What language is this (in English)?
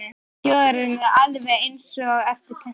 Icelandic